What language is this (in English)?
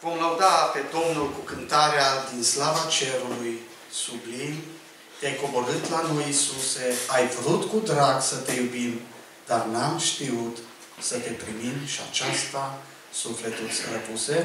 Romanian